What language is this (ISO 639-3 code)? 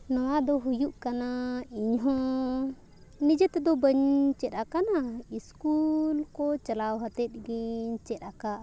sat